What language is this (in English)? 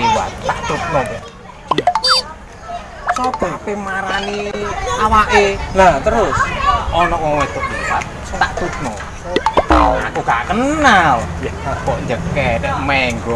Indonesian